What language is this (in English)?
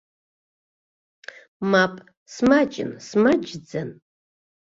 Abkhazian